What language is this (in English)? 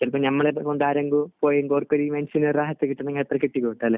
Malayalam